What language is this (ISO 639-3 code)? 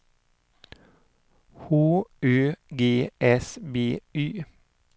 swe